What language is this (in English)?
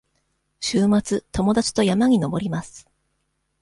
Japanese